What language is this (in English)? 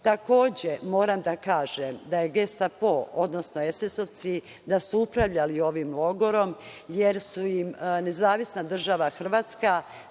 Serbian